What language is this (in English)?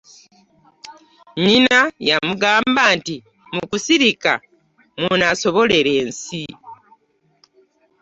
Ganda